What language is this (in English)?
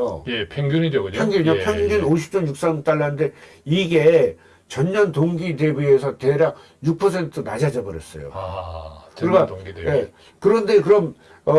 Korean